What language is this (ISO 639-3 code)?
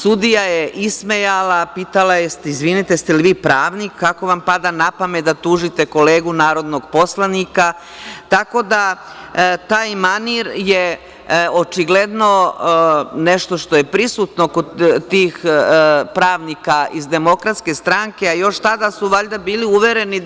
srp